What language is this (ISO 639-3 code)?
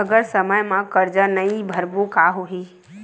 hne